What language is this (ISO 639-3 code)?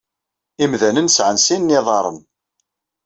kab